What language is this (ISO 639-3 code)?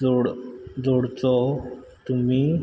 kok